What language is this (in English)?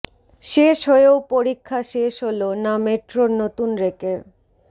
Bangla